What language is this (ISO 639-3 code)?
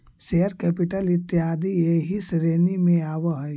mag